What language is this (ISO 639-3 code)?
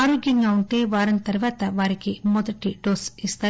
tel